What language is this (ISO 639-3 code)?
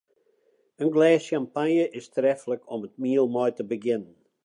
fry